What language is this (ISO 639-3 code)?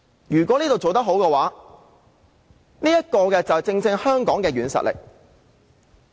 yue